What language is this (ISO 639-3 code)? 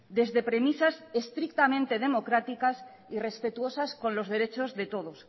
spa